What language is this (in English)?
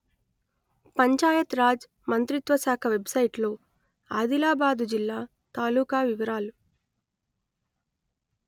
Telugu